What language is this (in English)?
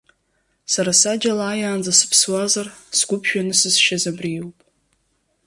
Abkhazian